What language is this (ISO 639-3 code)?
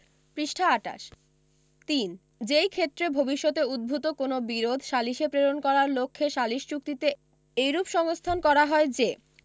ben